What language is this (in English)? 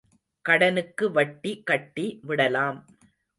Tamil